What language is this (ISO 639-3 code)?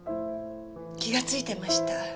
jpn